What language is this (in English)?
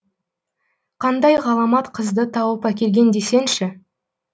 Kazakh